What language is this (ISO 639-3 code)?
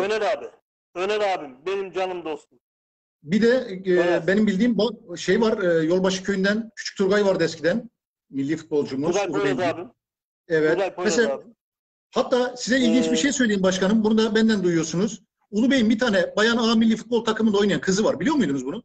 tur